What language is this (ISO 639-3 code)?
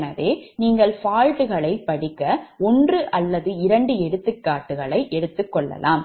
tam